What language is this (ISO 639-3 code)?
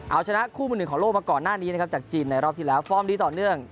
tha